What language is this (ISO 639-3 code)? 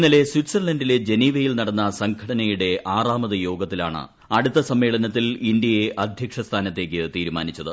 mal